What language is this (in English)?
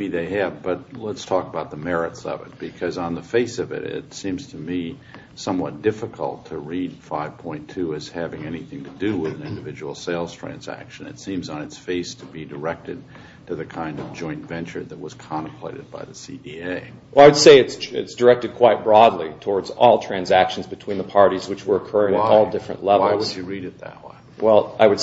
English